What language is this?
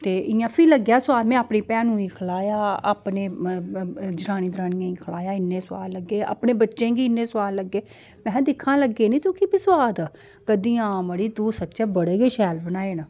Dogri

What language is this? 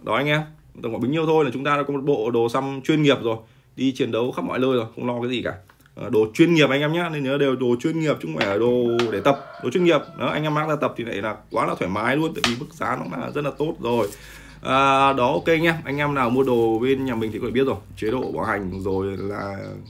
Vietnamese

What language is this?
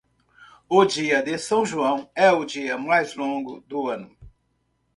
Portuguese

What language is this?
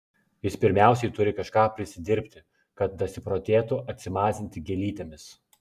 Lithuanian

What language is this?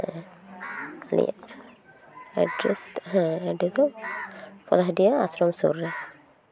Santali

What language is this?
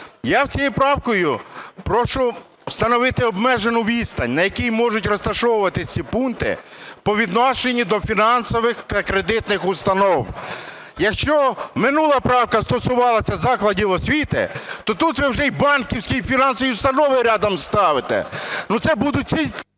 Ukrainian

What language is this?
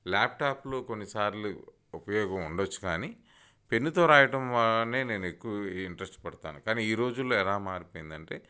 Telugu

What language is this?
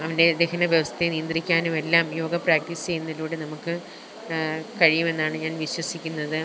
Malayalam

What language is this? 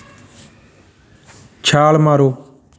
Punjabi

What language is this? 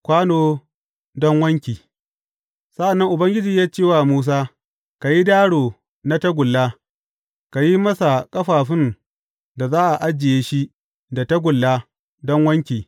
Hausa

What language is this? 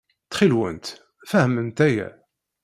Kabyle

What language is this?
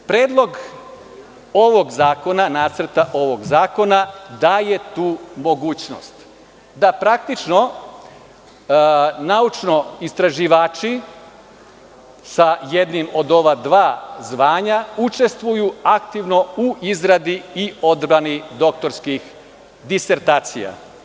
Serbian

